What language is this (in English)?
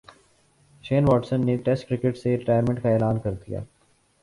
Urdu